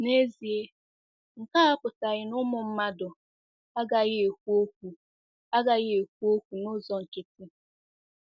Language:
Igbo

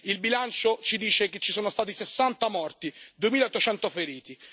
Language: Italian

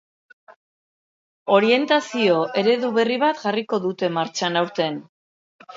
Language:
Basque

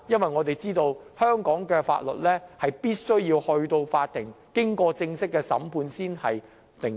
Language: Cantonese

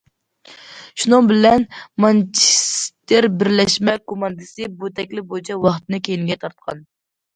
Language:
Uyghur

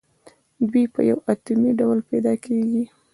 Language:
Pashto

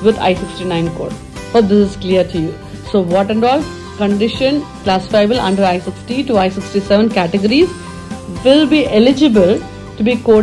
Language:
English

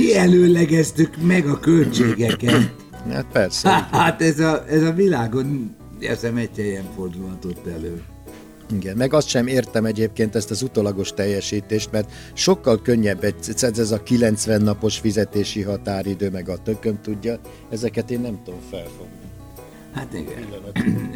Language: Hungarian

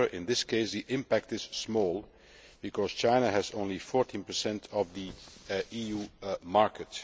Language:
English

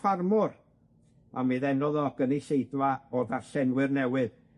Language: Welsh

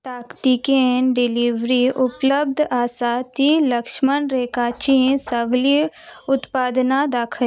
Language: Konkani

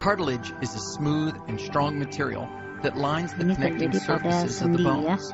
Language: Indonesian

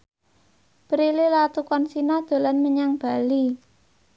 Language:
Javanese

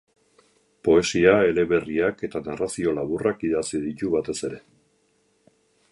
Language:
Basque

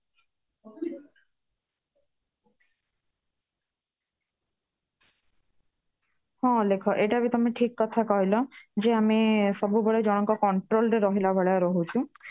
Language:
Odia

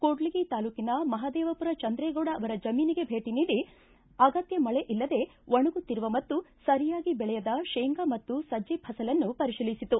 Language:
Kannada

